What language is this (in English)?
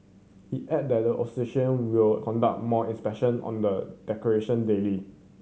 English